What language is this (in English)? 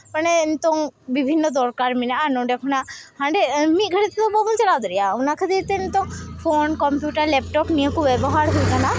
Santali